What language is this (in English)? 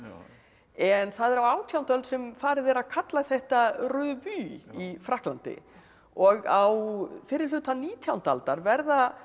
Icelandic